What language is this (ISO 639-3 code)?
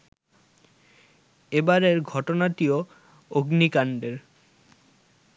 ben